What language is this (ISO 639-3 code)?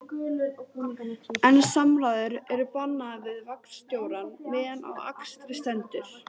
isl